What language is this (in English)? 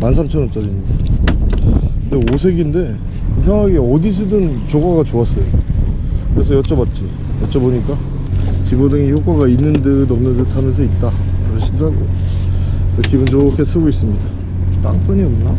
Korean